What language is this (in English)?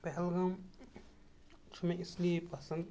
Kashmiri